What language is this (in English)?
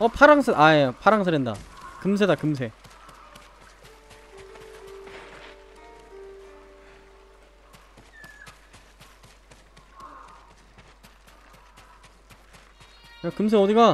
Korean